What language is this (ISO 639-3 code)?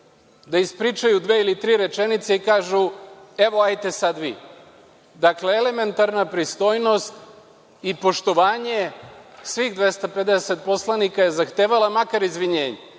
srp